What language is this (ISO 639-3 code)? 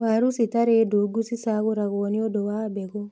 kik